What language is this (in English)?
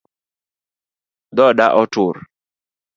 Luo (Kenya and Tanzania)